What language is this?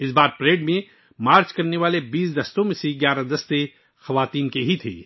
Urdu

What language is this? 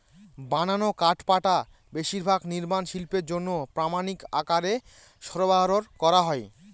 Bangla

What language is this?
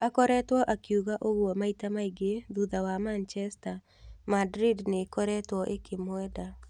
Kikuyu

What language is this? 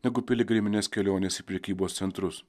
Lithuanian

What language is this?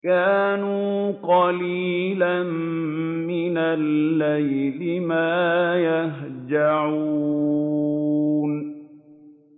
Arabic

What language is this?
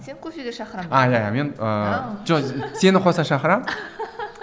Kazakh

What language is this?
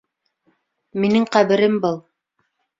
Bashkir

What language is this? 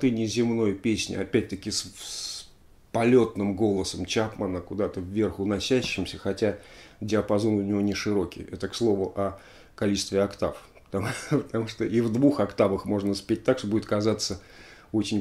Russian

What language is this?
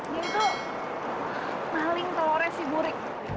Indonesian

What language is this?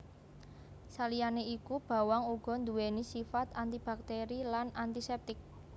Javanese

